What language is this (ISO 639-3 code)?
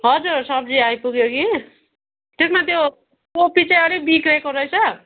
nep